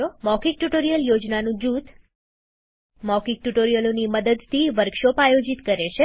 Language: Gujarati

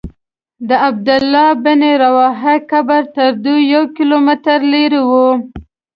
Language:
Pashto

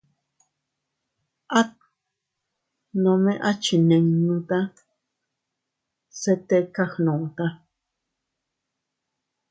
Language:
Teutila Cuicatec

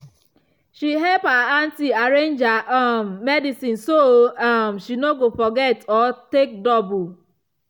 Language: Nigerian Pidgin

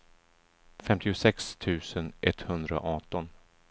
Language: Swedish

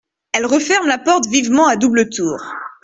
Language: French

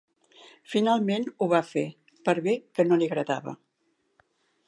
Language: Catalan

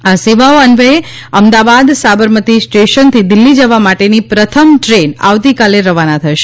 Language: Gujarati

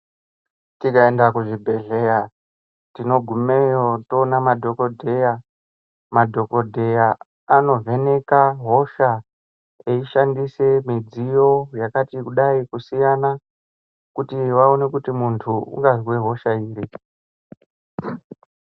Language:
Ndau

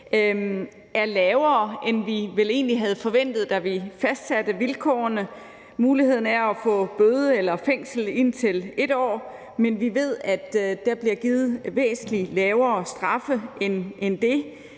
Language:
Danish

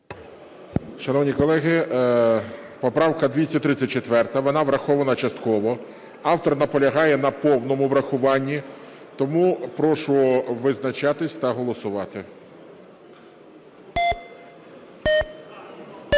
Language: Ukrainian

